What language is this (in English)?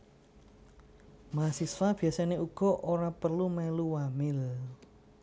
Javanese